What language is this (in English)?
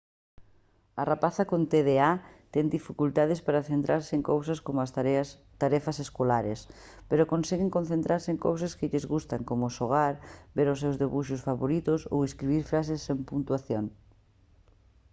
Galician